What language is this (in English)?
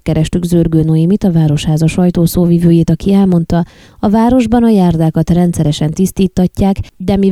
Hungarian